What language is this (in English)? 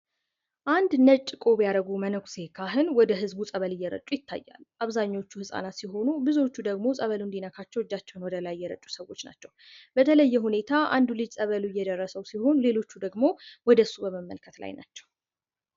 Amharic